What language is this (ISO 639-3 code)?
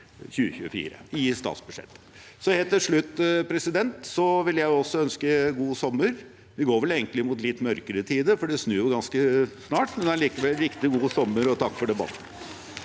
nor